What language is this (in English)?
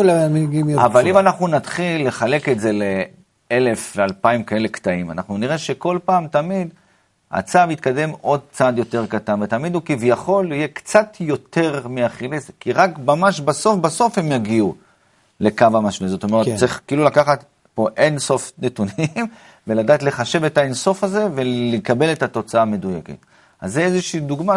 Hebrew